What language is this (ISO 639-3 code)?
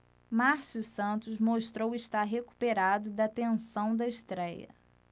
por